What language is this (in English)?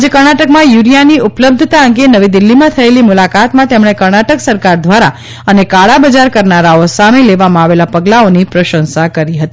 Gujarati